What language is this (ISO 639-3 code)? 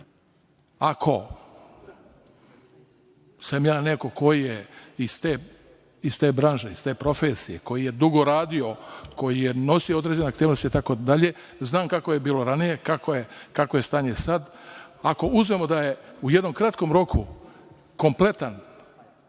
srp